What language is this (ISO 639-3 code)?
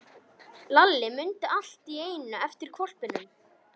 isl